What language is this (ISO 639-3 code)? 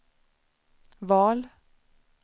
swe